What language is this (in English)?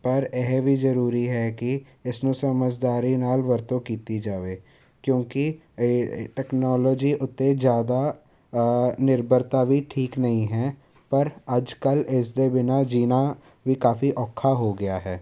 Punjabi